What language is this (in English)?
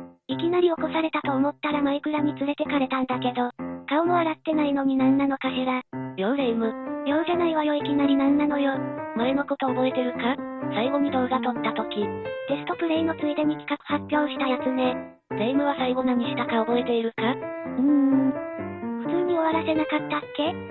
Japanese